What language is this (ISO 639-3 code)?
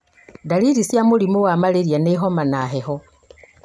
kik